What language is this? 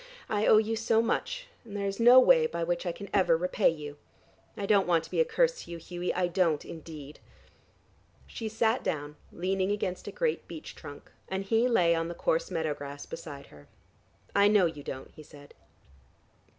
English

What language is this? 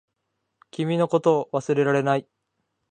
Japanese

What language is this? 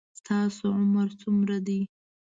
Pashto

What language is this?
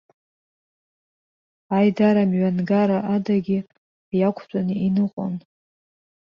Abkhazian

